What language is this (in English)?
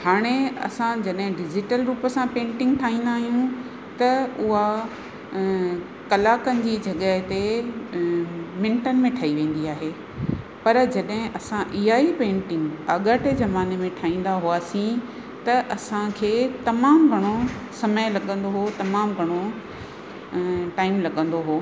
Sindhi